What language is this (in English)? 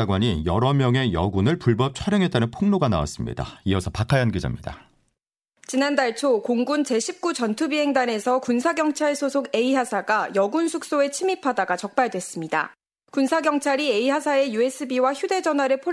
Korean